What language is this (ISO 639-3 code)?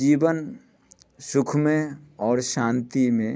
mai